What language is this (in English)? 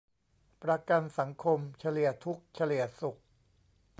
Thai